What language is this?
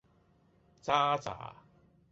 Cantonese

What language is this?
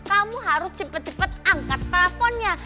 Indonesian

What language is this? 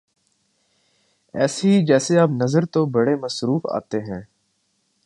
Urdu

